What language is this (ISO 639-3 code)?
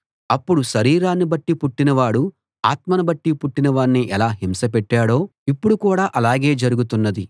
tel